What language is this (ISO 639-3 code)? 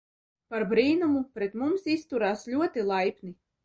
lav